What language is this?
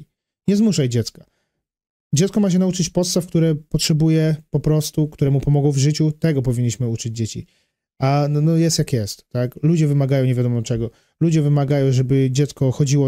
Polish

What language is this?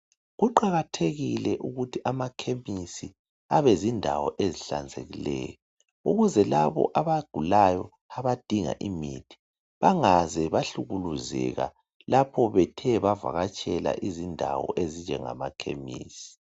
North Ndebele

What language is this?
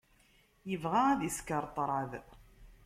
Kabyle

